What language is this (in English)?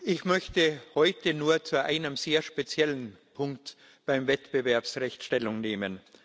German